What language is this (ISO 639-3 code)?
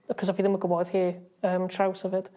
cym